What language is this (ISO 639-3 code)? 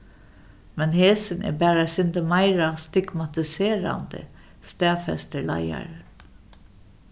fao